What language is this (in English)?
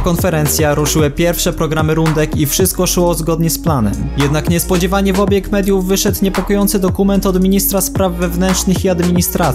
Polish